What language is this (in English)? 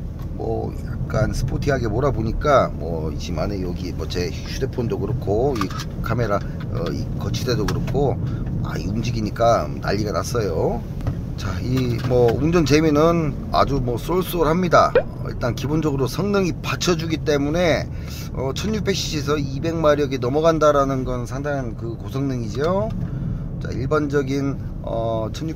Korean